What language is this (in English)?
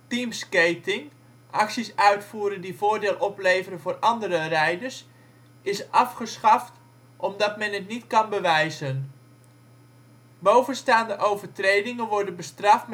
Dutch